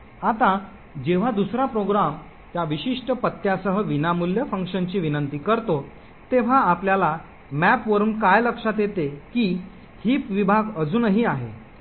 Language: Marathi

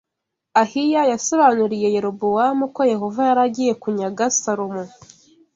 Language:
Kinyarwanda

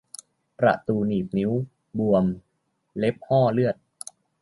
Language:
Thai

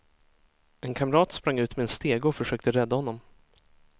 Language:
Swedish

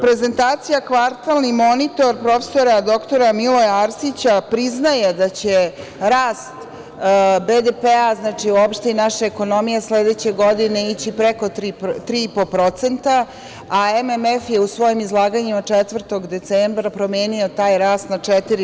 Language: Serbian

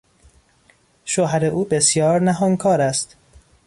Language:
Persian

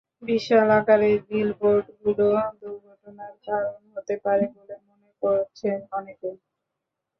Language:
Bangla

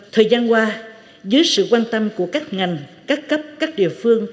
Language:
Vietnamese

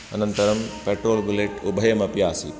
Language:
Sanskrit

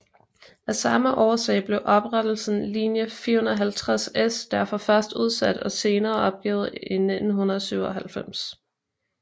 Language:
Danish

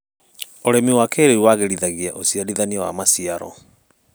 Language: Kikuyu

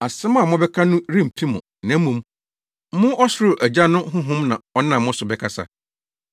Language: Akan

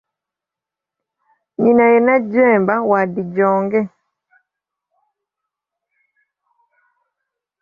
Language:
Ganda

